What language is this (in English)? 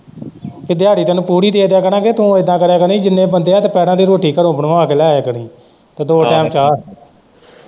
Punjabi